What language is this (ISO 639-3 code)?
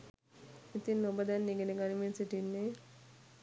sin